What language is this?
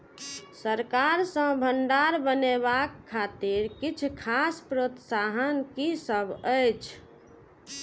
Maithili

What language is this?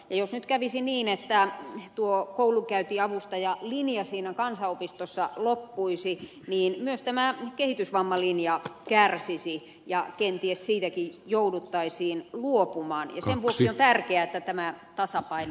Finnish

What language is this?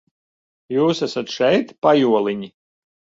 Latvian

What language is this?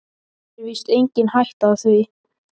Icelandic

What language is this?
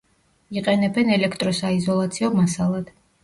Georgian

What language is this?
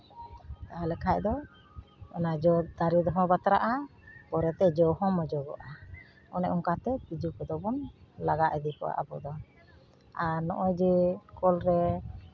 Santali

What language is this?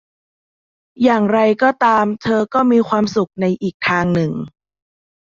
Thai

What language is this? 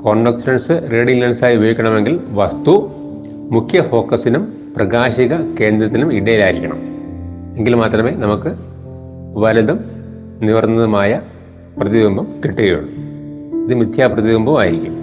Malayalam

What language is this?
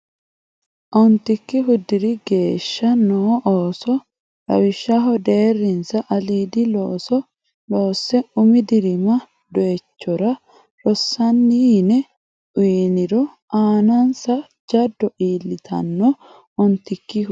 Sidamo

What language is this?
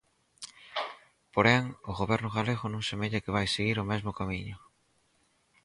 Galician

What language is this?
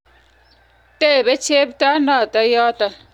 Kalenjin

